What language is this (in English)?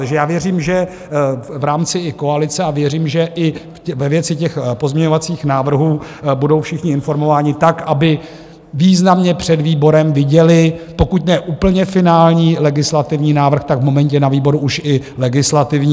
Czech